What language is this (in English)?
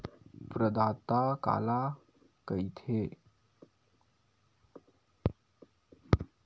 Chhattisgarhi